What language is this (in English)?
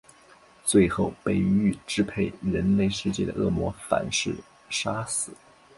Chinese